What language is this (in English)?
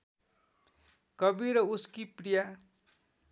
Nepali